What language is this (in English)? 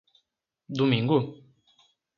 Portuguese